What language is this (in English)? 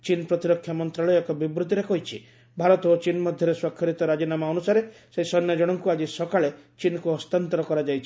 Odia